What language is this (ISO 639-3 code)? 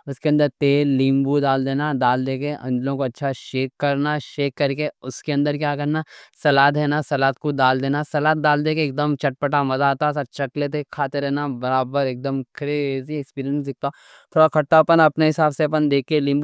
dcc